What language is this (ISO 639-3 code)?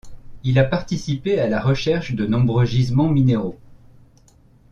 fra